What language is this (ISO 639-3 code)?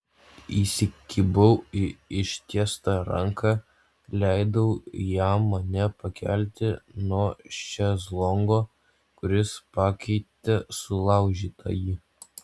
lit